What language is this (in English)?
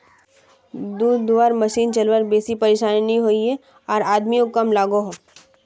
Magahi